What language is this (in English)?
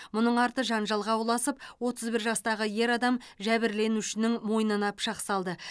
Kazakh